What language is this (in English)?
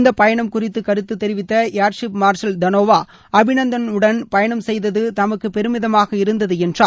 Tamil